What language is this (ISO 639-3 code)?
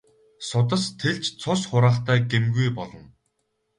mon